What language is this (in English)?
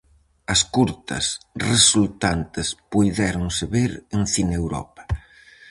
Galician